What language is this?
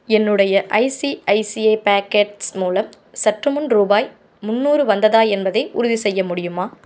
Tamil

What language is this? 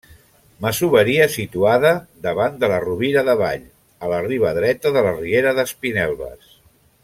Catalan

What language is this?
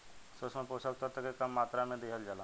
Bhojpuri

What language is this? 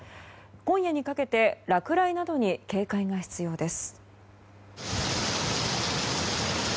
Japanese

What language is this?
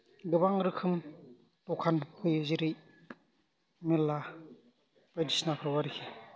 Bodo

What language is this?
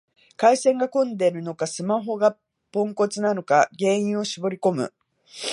Japanese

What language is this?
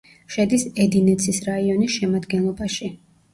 Georgian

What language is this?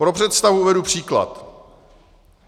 Czech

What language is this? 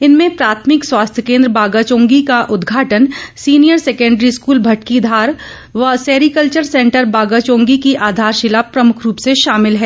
Hindi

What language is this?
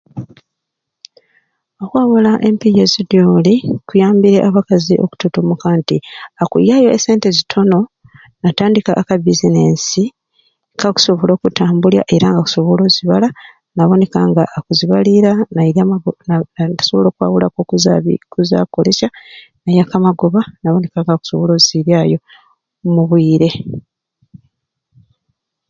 Ruuli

